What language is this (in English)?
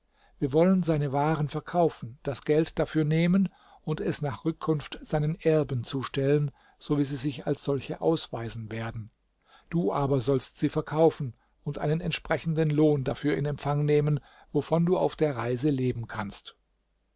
German